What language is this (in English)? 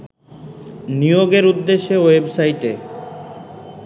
Bangla